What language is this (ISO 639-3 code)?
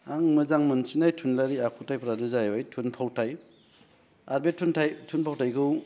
brx